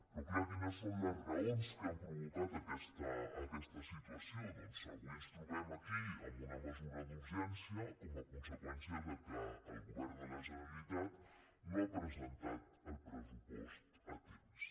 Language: Catalan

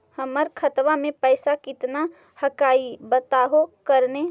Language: Magahi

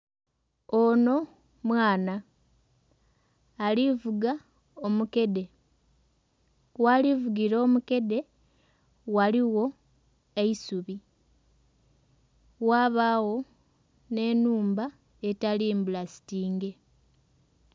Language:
Soga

